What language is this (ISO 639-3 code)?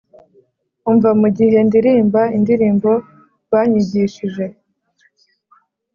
kin